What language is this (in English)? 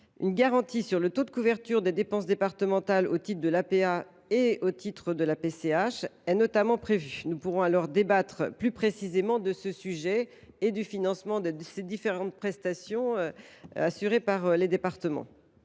French